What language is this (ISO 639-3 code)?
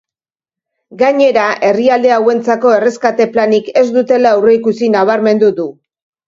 eus